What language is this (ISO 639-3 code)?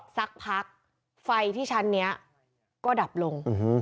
tha